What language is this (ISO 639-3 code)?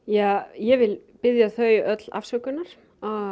isl